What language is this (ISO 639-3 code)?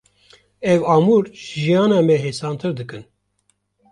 kur